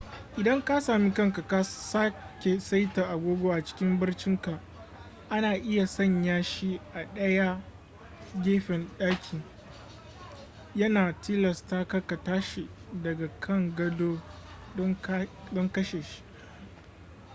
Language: Hausa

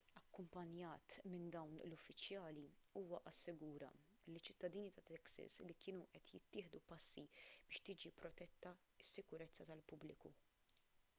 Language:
Maltese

